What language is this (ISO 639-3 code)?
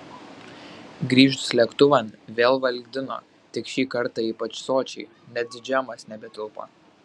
lit